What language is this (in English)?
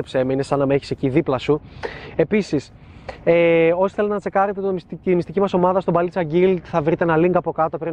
Greek